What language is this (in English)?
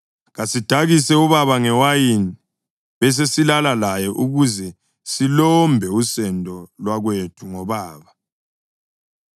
North Ndebele